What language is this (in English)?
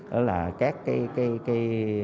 Vietnamese